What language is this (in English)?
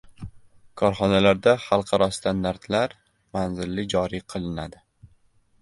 Uzbek